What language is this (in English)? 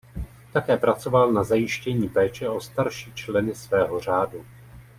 Czech